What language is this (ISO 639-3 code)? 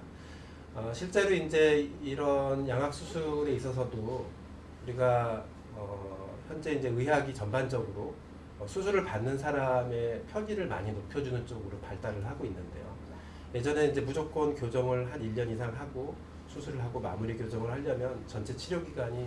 kor